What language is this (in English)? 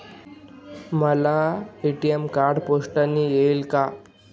Marathi